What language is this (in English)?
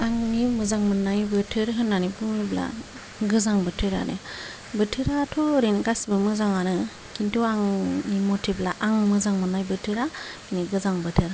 Bodo